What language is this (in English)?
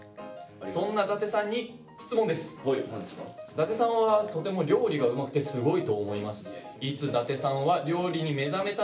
Japanese